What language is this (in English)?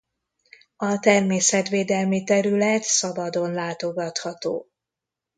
Hungarian